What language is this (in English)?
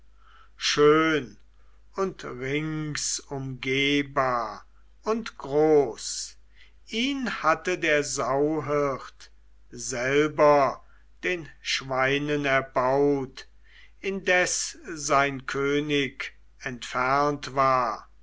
German